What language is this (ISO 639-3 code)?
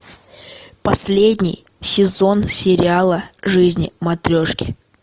rus